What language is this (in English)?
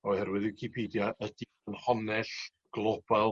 Welsh